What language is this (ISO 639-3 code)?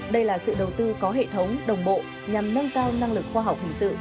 vie